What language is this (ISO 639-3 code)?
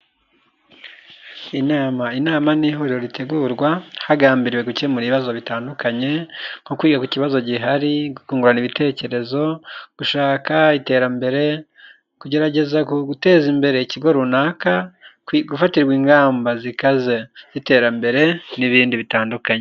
kin